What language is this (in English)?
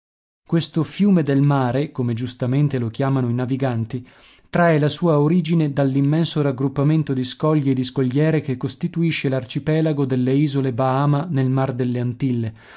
Italian